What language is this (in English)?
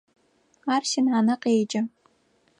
Adyghe